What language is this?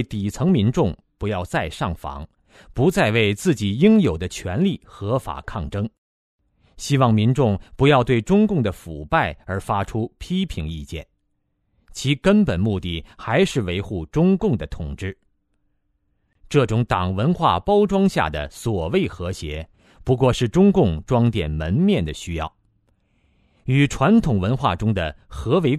Chinese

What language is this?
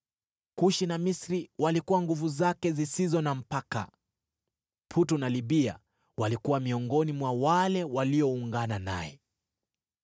Swahili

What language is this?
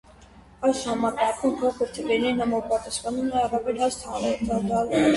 Armenian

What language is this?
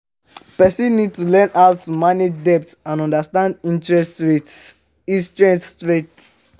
Nigerian Pidgin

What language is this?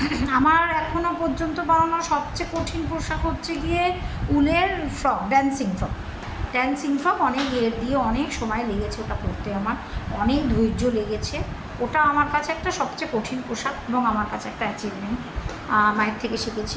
Bangla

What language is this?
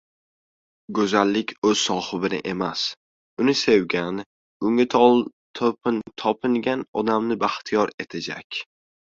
Uzbek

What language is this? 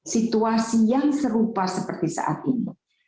Indonesian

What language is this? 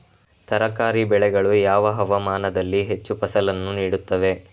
Kannada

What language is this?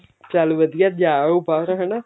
Punjabi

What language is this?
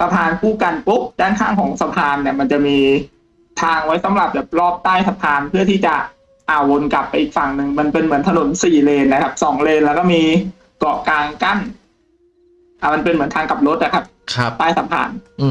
Thai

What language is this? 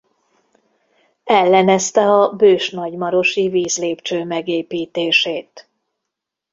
Hungarian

